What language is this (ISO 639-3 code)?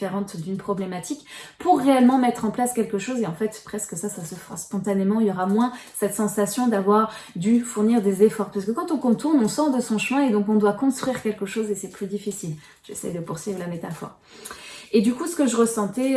fra